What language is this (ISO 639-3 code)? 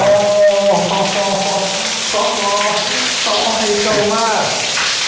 tha